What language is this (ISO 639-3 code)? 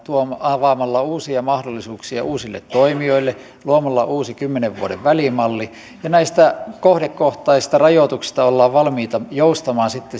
fin